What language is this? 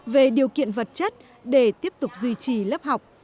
Vietnamese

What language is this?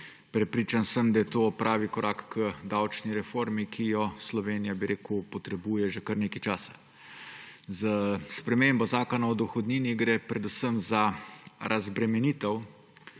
Slovenian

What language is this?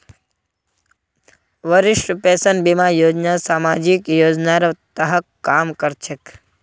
Magahi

